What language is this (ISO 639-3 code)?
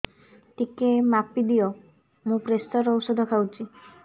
ori